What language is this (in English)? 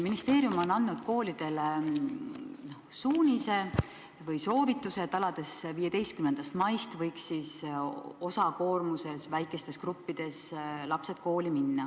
Estonian